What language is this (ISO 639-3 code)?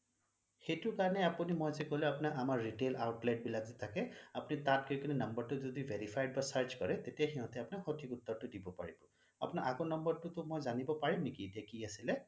asm